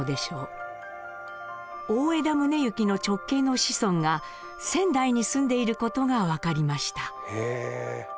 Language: Japanese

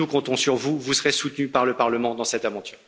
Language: French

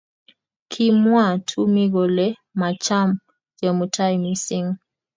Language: Kalenjin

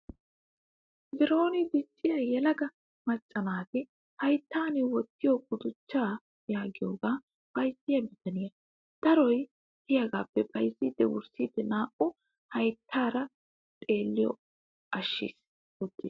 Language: Wolaytta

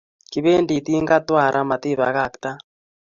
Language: Kalenjin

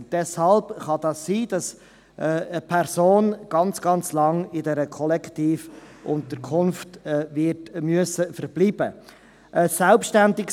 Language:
Swiss German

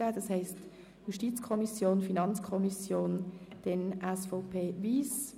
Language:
Swiss German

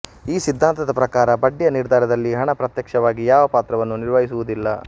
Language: Kannada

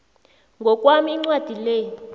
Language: South Ndebele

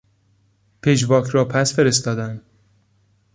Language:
Persian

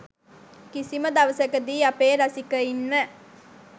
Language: Sinhala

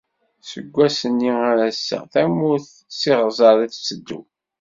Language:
Kabyle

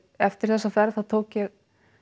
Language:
Icelandic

